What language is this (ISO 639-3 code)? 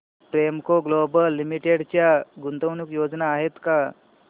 mar